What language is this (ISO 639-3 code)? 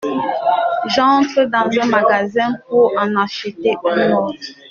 fra